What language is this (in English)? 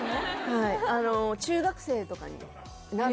Japanese